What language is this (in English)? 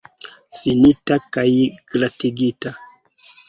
Esperanto